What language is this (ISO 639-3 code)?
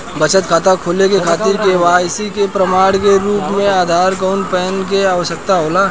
bho